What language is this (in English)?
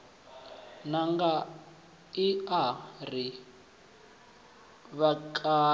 Venda